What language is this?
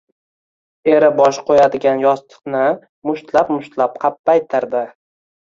Uzbek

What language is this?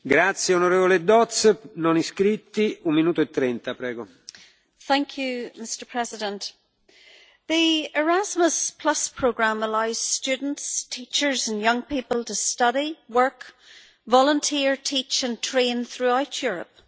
English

